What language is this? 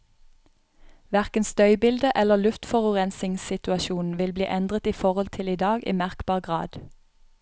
Norwegian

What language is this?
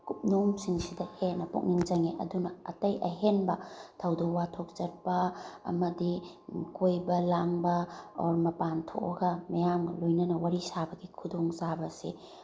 Manipuri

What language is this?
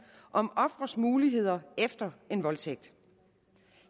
Danish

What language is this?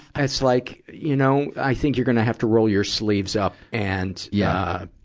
English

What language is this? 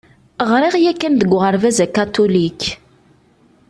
Kabyle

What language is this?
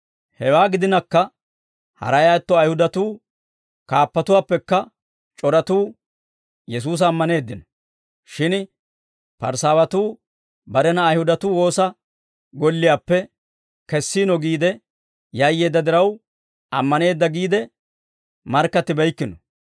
Dawro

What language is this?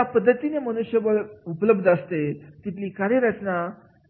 Marathi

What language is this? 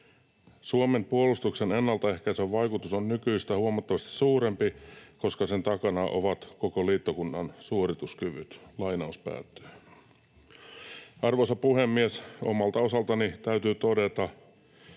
Finnish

